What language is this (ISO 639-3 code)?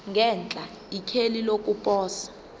zul